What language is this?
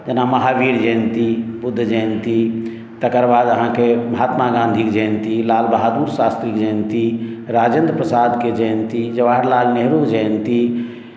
Maithili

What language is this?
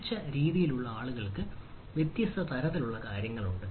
Malayalam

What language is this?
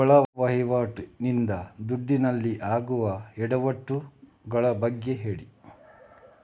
Kannada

